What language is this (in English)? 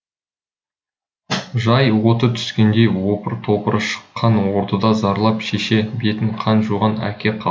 Kazakh